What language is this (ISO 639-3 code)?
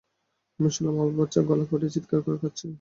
ben